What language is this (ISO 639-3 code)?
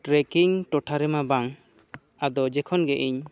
sat